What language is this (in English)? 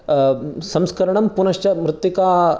Sanskrit